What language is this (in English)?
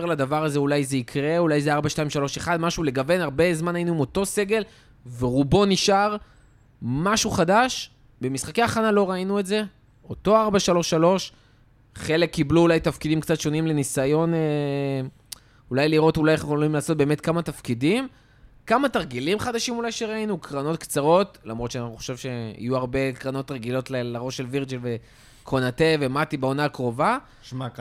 Hebrew